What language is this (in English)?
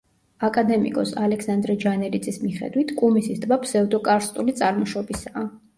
Georgian